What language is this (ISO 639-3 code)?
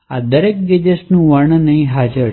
guj